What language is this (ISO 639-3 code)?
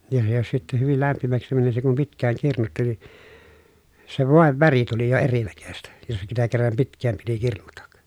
fin